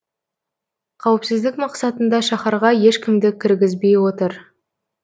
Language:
Kazakh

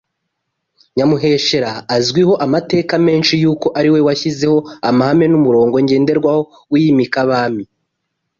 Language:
Kinyarwanda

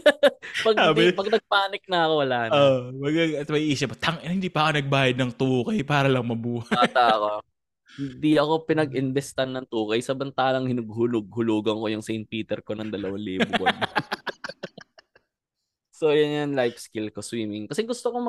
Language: Filipino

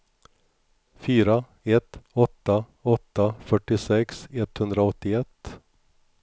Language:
Swedish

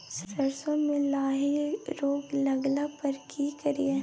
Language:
Maithili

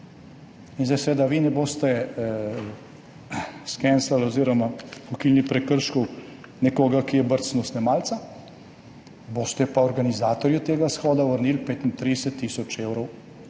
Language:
Slovenian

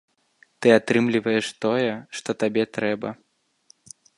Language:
Belarusian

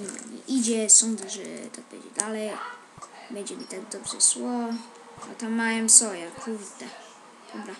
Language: Polish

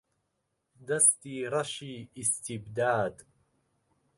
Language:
Central Kurdish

